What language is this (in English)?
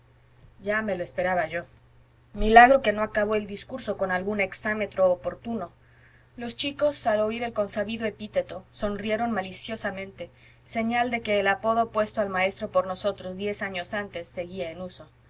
Spanish